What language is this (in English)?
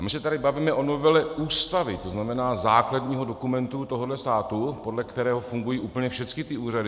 Czech